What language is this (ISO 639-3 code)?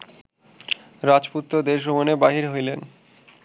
ben